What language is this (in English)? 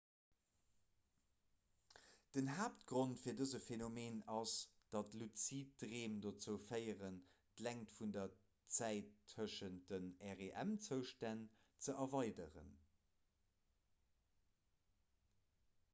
Luxembourgish